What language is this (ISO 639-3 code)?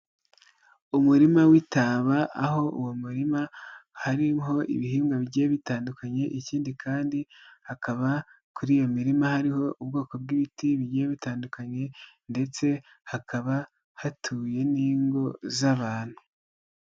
kin